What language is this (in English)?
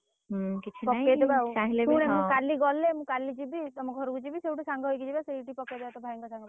Odia